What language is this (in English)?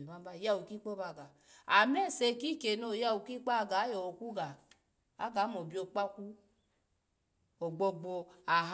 Alago